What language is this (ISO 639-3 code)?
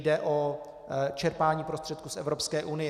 ces